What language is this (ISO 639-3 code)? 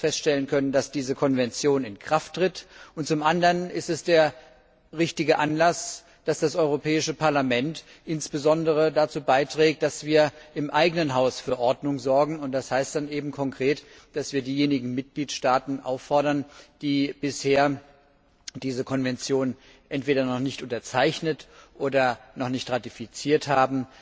deu